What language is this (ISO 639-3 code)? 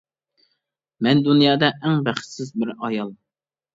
uig